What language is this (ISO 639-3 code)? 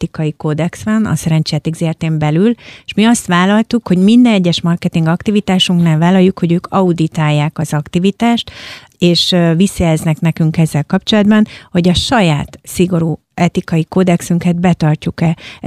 hun